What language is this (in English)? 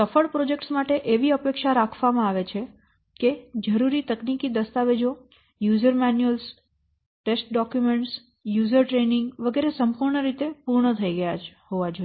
Gujarati